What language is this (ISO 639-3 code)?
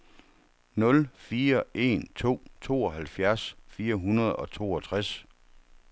dan